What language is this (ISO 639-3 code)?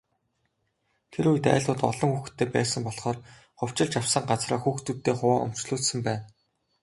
mon